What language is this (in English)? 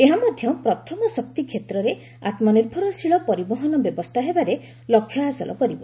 Odia